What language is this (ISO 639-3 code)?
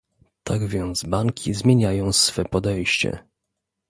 pol